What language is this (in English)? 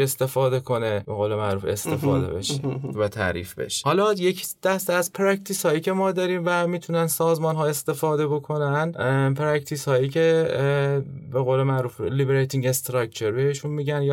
Persian